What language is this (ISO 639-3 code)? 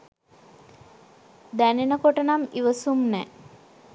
sin